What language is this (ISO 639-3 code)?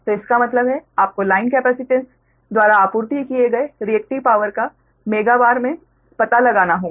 hin